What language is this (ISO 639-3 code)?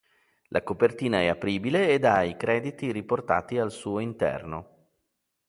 ita